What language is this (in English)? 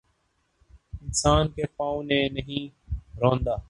Urdu